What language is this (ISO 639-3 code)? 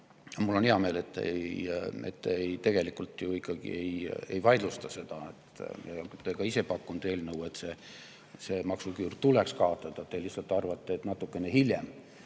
est